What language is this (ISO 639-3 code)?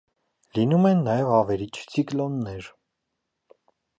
hye